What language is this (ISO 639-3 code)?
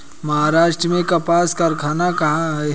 hin